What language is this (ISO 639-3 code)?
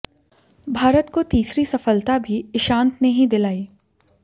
hin